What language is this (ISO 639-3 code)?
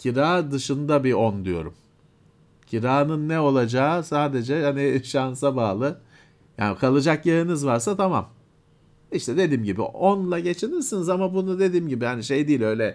tur